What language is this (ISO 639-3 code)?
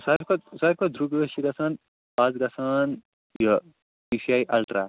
kas